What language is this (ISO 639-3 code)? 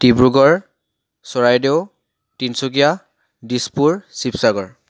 asm